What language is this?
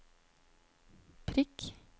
Norwegian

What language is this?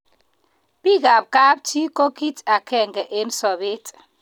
Kalenjin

